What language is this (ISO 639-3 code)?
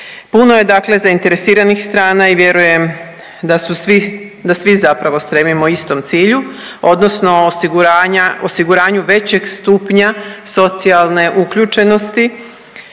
hrv